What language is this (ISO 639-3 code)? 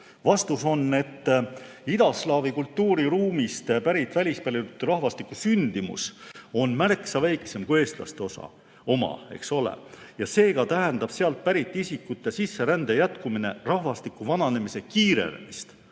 est